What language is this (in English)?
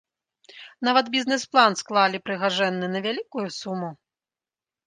Belarusian